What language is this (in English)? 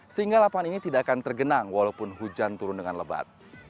Indonesian